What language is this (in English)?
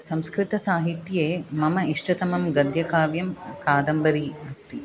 Sanskrit